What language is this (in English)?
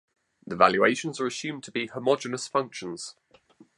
English